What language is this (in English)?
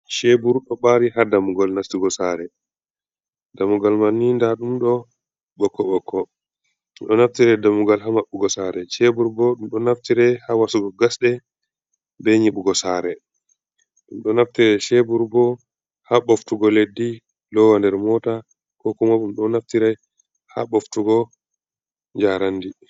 Fula